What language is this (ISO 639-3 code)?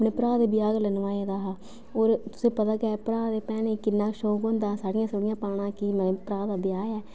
doi